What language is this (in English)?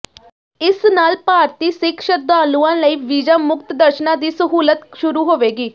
Punjabi